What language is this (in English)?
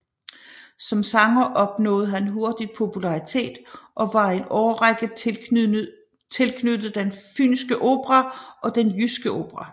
Danish